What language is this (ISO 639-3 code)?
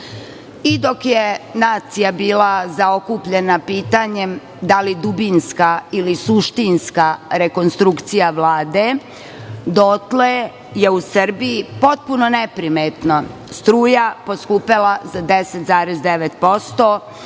srp